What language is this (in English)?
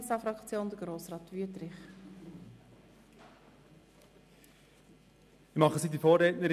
Swiss German